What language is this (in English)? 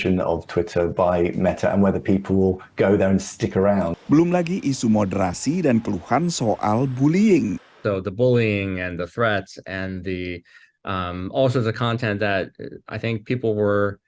Indonesian